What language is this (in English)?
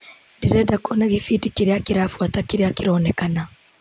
Kikuyu